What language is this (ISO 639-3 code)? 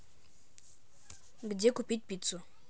rus